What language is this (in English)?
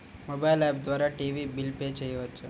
Telugu